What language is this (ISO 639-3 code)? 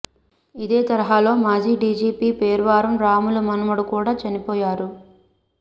tel